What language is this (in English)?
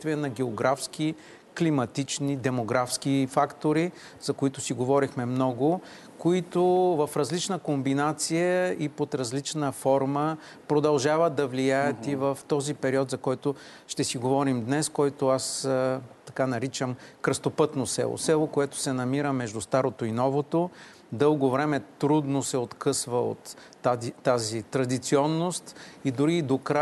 Bulgarian